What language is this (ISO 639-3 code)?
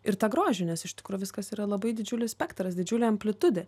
lit